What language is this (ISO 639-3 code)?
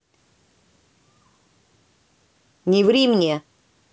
rus